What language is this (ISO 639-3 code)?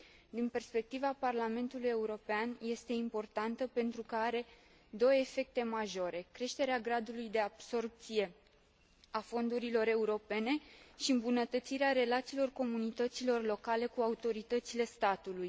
ron